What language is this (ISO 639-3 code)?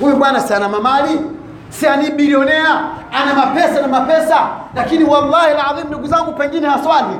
swa